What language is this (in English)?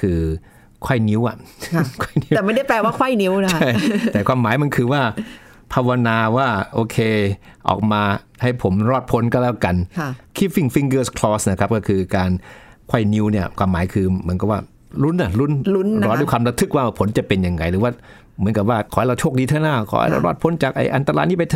Thai